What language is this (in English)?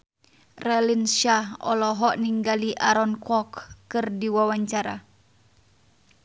Sundanese